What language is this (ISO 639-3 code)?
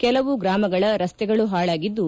kan